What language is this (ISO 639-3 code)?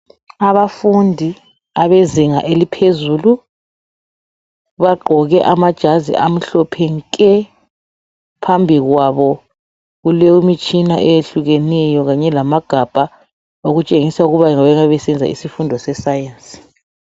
nde